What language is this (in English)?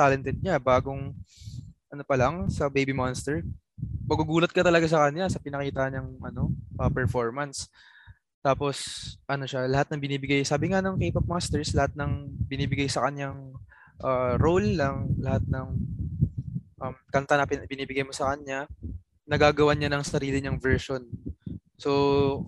Filipino